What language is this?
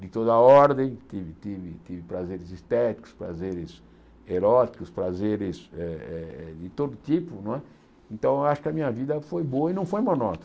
Portuguese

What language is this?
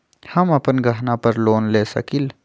Magahi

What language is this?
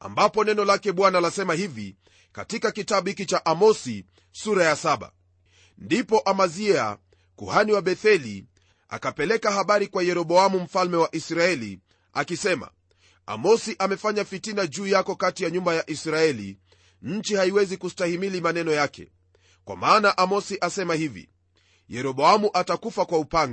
Swahili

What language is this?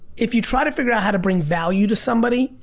English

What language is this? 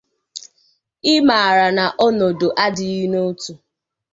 Igbo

